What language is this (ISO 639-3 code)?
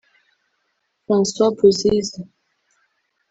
kin